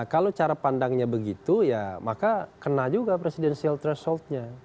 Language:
Indonesian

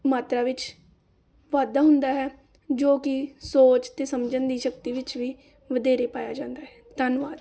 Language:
Punjabi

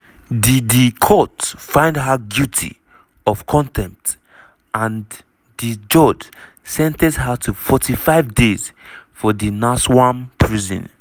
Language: Nigerian Pidgin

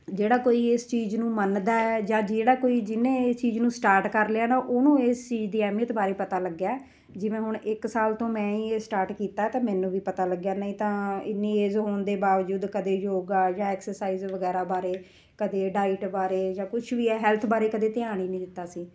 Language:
Punjabi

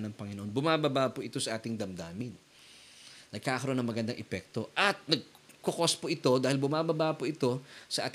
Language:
Filipino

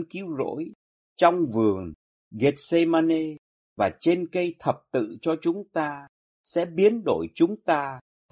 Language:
Vietnamese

